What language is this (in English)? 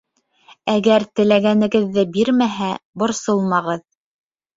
Bashkir